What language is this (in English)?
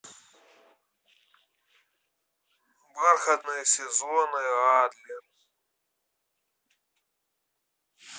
Russian